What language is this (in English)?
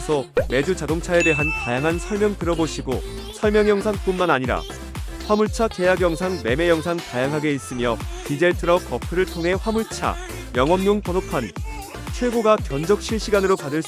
Korean